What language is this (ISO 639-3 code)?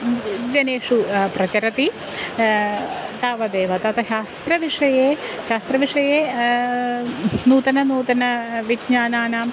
san